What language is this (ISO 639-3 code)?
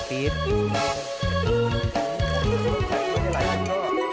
tha